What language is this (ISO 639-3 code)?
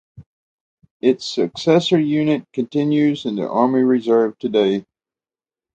eng